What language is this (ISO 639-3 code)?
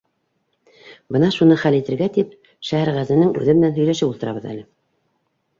bak